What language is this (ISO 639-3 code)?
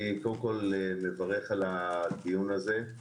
heb